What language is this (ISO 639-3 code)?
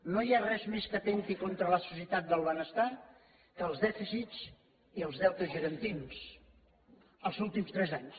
cat